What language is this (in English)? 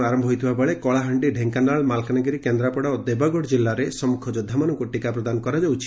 Odia